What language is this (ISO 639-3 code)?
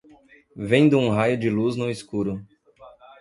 por